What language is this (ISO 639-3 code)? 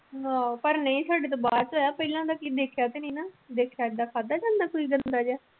pan